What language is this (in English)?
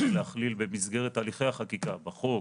Hebrew